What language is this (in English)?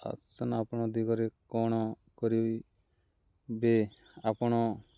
Odia